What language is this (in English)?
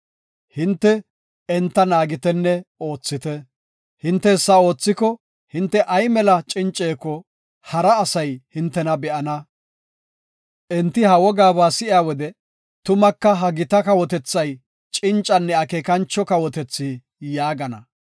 Gofa